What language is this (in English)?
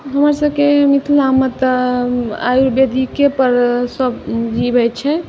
Maithili